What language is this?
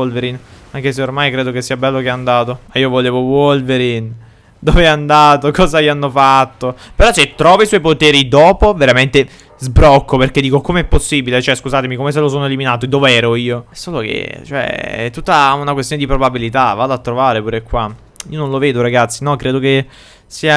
Italian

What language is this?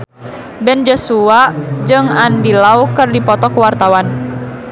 Sundanese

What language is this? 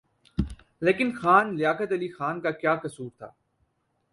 Urdu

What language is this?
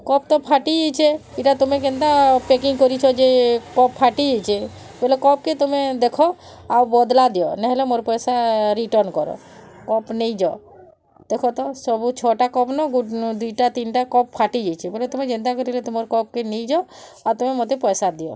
Odia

